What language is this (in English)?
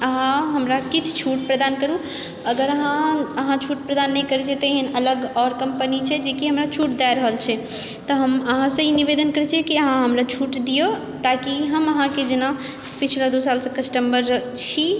Maithili